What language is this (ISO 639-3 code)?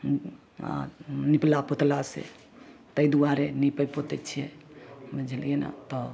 mai